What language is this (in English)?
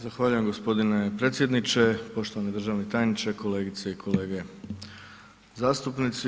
Croatian